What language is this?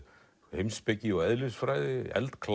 Icelandic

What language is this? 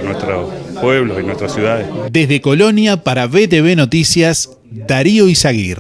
Spanish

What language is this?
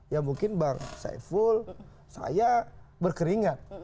Indonesian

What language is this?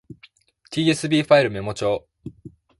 Japanese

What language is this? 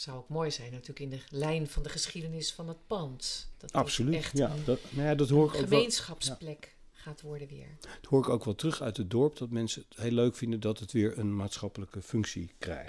Dutch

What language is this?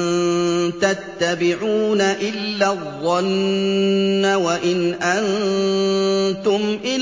Arabic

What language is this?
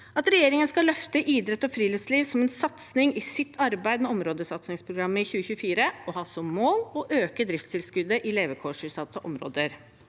Norwegian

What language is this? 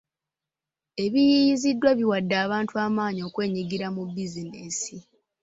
Ganda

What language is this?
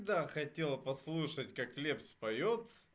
Russian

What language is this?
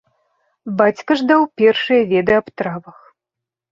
Belarusian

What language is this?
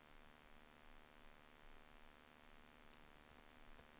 Norwegian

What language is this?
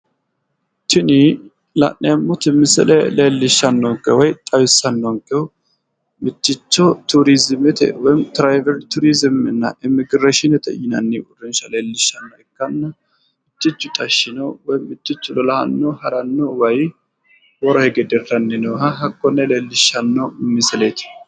Sidamo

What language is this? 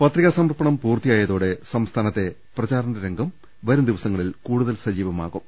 Malayalam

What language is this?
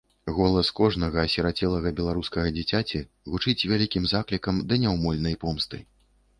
Belarusian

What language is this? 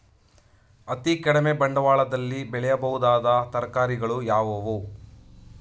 Kannada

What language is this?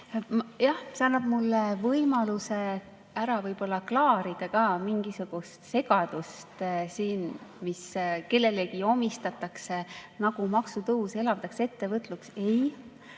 Estonian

